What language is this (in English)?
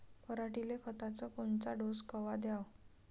Marathi